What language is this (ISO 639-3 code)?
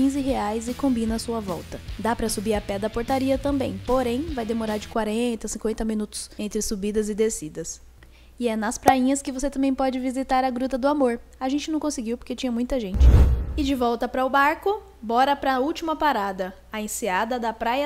por